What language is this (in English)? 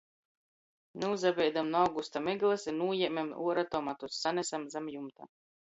Latgalian